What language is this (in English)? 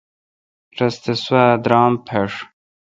Kalkoti